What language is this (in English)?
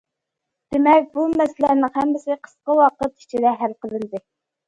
Uyghur